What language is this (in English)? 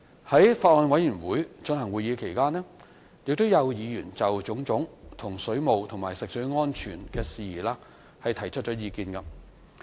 Cantonese